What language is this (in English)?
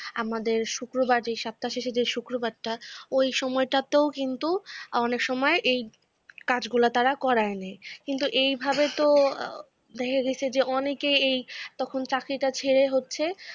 Bangla